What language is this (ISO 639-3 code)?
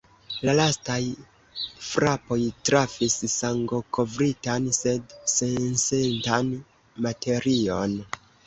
epo